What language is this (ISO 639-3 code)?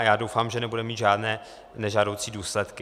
ces